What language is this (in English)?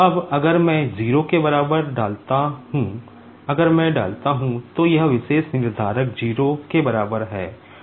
Hindi